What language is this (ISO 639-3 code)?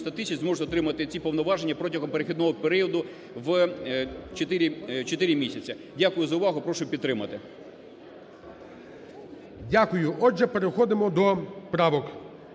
ukr